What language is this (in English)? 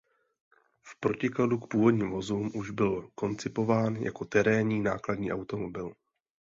Czech